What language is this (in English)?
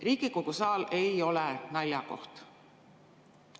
Estonian